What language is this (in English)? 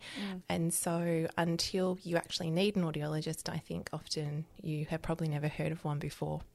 English